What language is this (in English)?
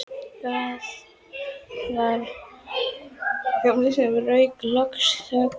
Icelandic